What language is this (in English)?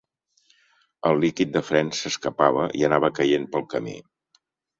Catalan